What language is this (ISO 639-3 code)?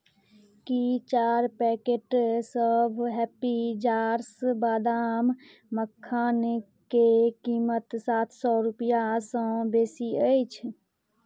mai